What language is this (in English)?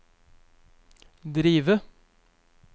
Norwegian